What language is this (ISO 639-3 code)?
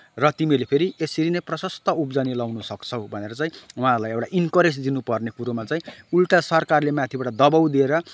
nep